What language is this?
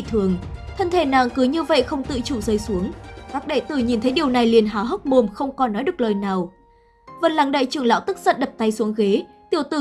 Vietnamese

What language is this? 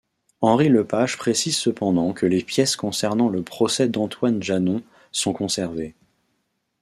French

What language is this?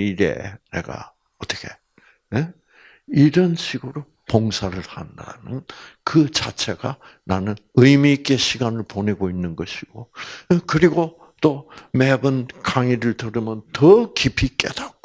Korean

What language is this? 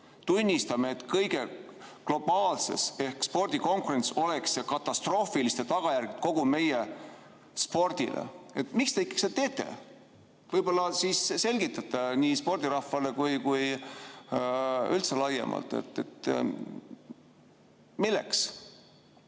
Estonian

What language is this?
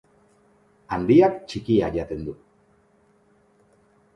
Basque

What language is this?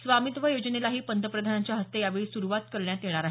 Marathi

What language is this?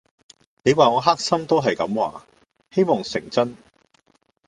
Cantonese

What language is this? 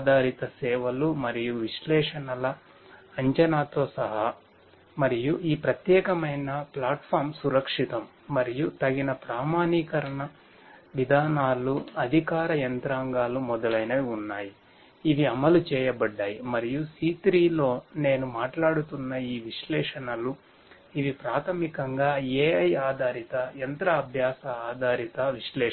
Telugu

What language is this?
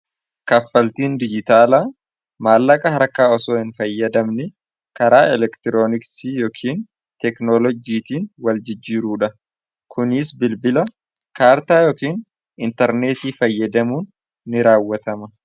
Oromo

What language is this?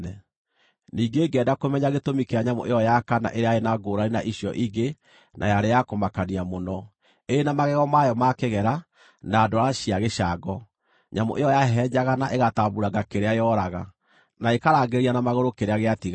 Kikuyu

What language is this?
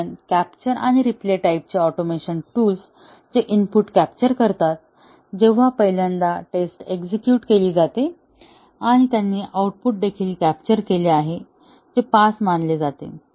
Marathi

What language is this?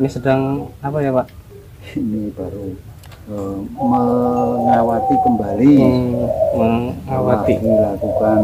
Indonesian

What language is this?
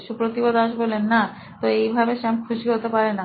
Bangla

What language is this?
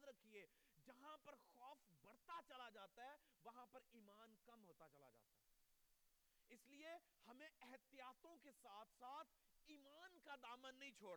Urdu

